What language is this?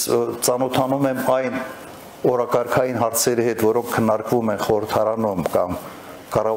Romanian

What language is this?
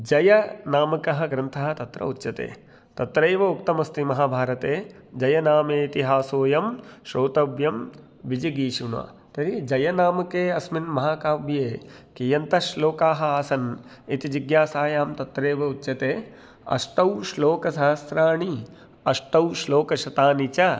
Sanskrit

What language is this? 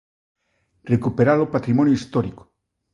Galician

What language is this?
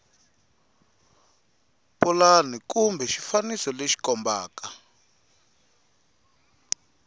Tsonga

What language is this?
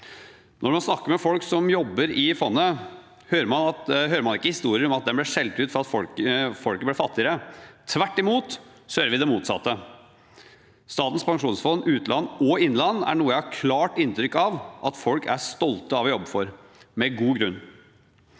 Norwegian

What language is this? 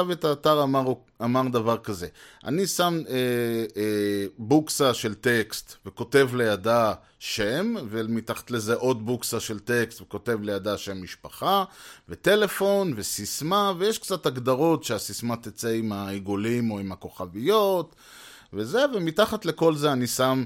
Hebrew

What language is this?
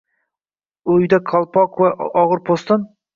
Uzbek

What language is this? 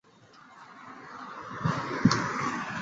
Chinese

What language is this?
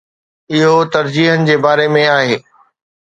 Sindhi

